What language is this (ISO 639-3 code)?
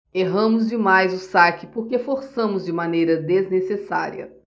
por